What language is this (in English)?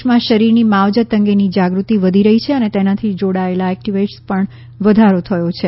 Gujarati